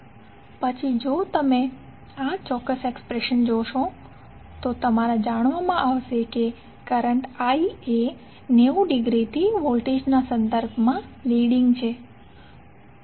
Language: Gujarati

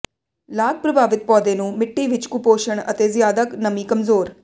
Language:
Punjabi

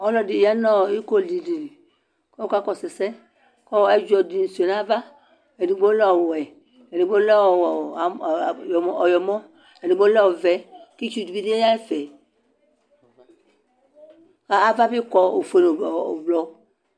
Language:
Ikposo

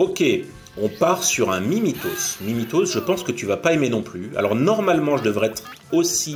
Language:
French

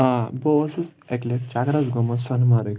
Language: Kashmiri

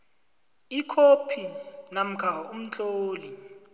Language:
South Ndebele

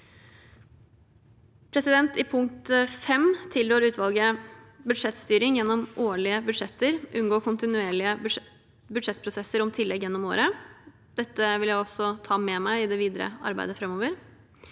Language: Norwegian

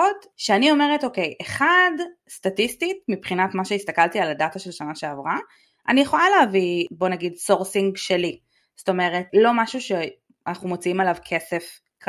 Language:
Hebrew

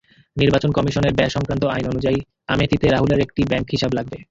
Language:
Bangla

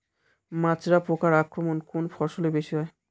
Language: Bangla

